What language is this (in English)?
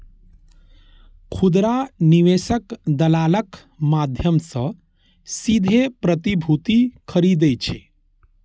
Maithili